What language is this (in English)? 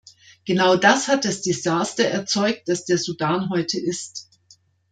German